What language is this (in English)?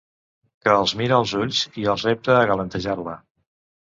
Catalan